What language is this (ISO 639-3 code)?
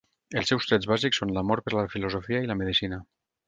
cat